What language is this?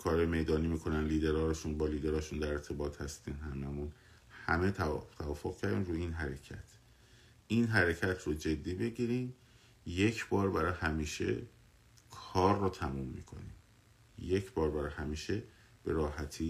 Persian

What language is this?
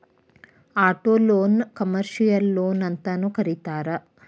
Kannada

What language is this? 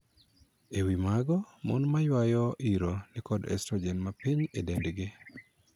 Luo (Kenya and Tanzania)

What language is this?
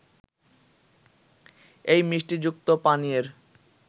Bangla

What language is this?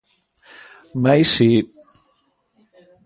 Galician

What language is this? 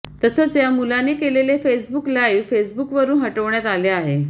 Marathi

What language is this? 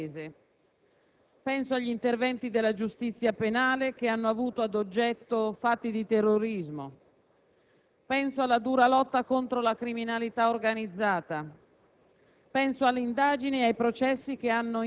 Italian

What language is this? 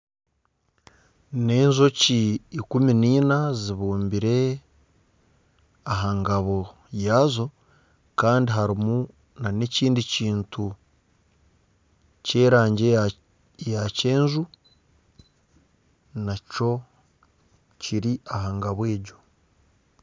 Nyankole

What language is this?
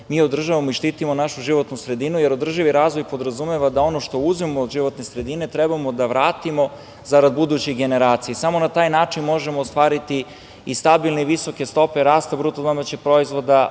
Serbian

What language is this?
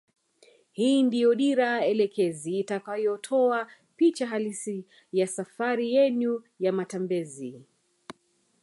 Swahili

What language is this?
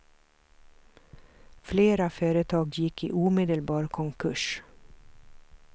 Swedish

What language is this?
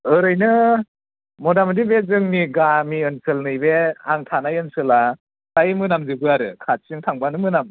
Bodo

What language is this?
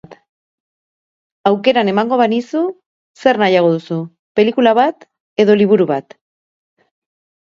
Basque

